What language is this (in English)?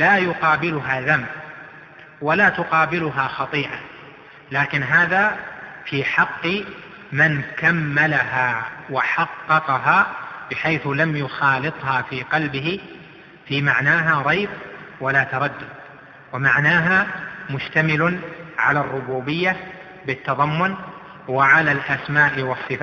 Arabic